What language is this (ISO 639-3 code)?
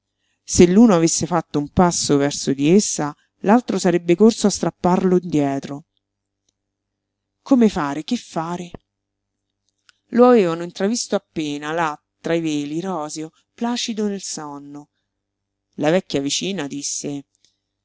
ita